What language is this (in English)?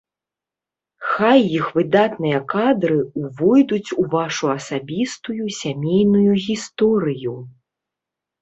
Belarusian